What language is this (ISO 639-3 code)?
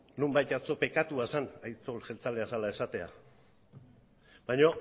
eus